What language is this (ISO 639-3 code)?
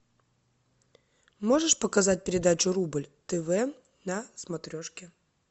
rus